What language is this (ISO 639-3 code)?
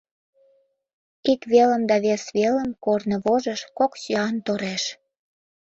chm